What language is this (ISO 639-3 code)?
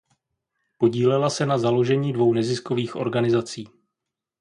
ces